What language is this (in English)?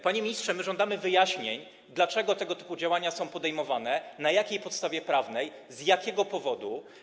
Polish